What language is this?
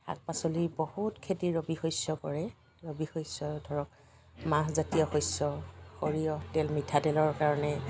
Assamese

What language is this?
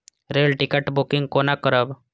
Maithili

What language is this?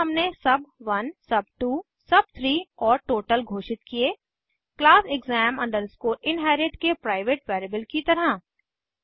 Hindi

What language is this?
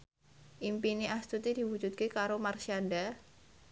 Javanese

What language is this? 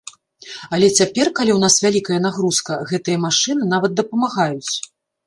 Belarusian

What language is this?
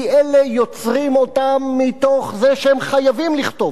Hebrew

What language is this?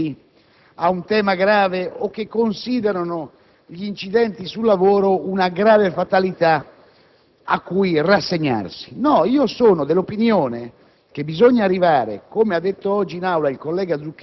Italian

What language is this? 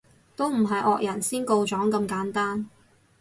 Cantonese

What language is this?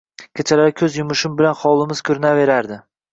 Uzbek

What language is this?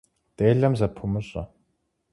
Kabardian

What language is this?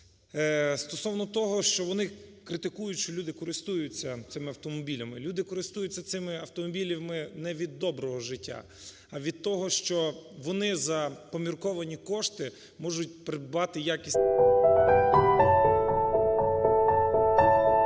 Ukrainian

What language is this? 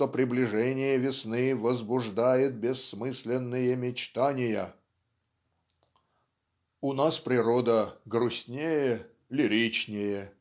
Russian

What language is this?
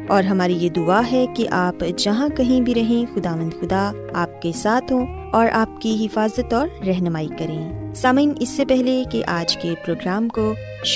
Urdu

